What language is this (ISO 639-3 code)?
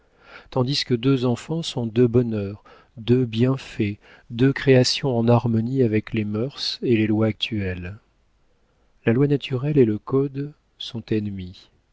fra